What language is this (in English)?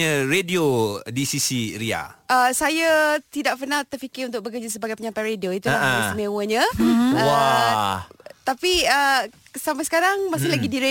Malay